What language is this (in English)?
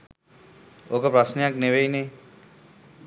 Sinhala